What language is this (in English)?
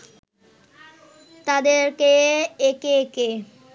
Bangla